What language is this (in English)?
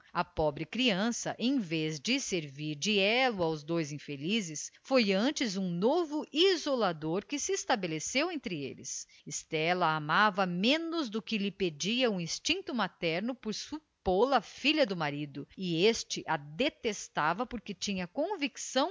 Portuguese